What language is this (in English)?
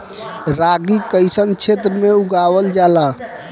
Bhojpuri